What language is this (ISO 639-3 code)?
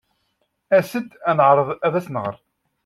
kab